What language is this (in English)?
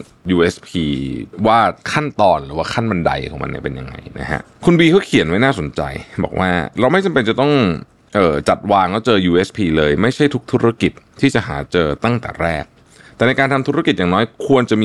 Thai